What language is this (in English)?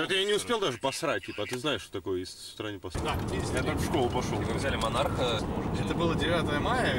Russian